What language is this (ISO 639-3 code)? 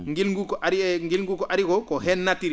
ful